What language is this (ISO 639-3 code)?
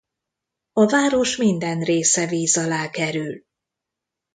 hun